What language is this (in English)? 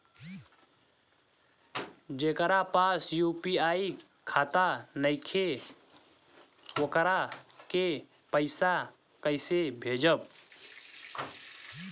Bhojpuri